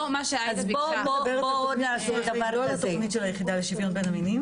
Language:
Hebrew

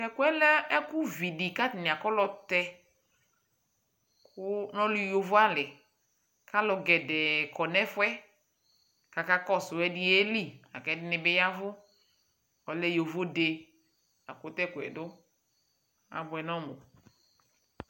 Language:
Ikposo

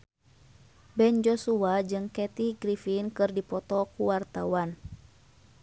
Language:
Sundanese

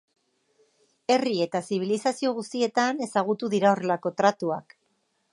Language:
Basque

